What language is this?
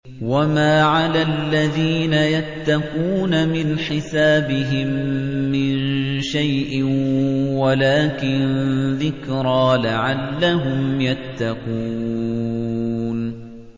Arabic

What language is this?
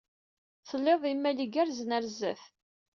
Kabyle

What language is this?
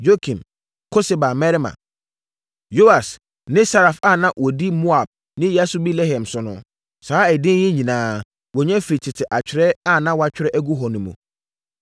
Akan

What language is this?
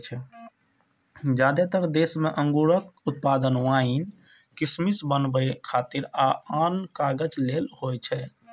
Maithili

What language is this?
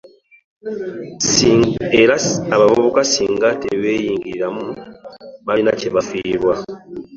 Ganda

